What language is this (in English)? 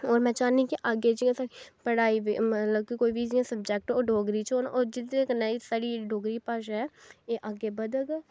Dogri